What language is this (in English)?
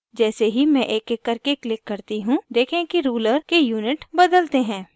Hindi